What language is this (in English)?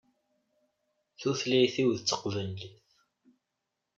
Kabyle